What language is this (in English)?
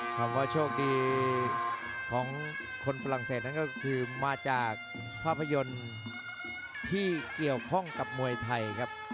Thai